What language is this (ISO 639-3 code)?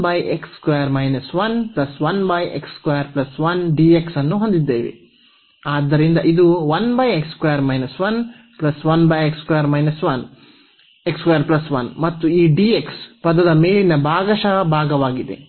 kan